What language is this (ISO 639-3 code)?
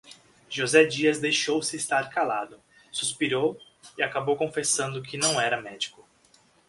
por